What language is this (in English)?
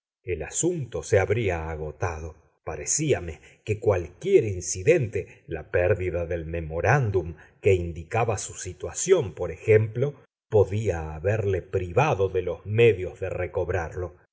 Spanish